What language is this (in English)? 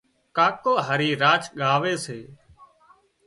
Wadiyara Koli